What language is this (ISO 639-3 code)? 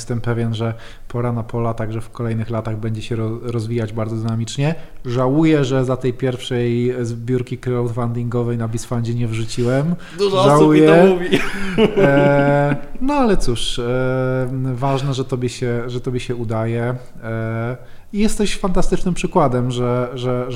pol